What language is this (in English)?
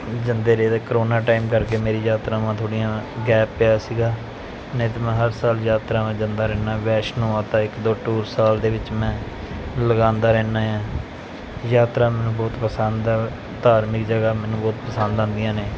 Punjabi